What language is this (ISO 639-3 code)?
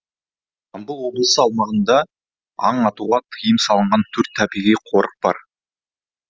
kaz